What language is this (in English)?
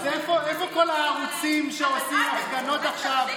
Hebrew